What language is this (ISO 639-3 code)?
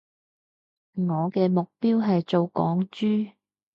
yue